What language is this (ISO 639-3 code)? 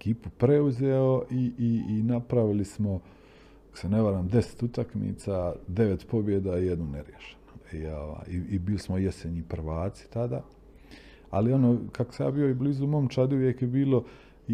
hrv